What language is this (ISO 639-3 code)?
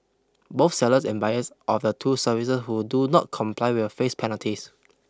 eng